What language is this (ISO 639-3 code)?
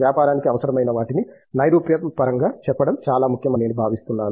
tel